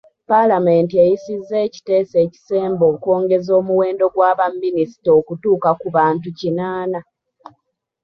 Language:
Ganda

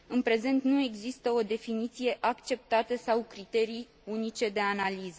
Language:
Romanian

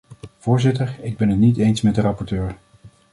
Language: Dutch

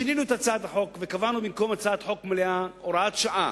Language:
Hebrew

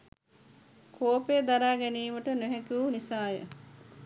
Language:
Sinhala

